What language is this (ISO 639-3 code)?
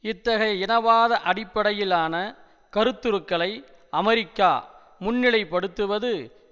tam